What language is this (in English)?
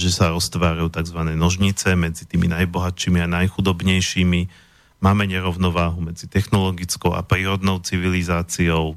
Slovak